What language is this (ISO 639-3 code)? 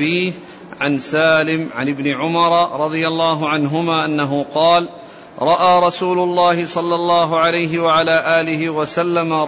ara